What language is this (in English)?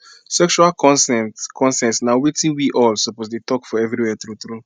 Nigerian Pidgin